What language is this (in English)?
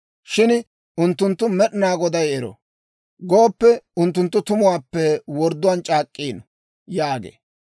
Dawro